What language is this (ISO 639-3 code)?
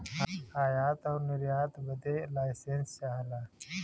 bho